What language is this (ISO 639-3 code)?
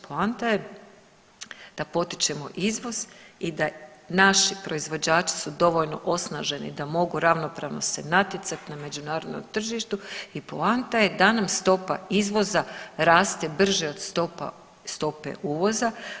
hrv